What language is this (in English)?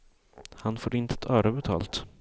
Swedish